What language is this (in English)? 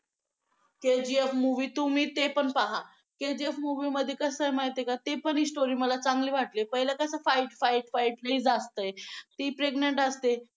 Marathi